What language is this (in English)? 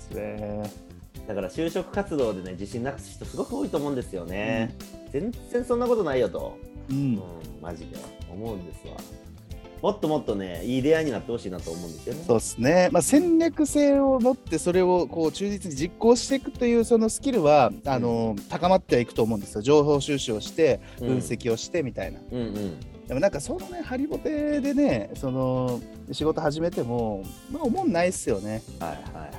Japanese